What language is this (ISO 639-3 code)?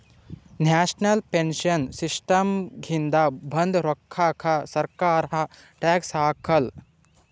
kan